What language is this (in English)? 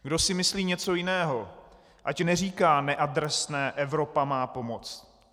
Czech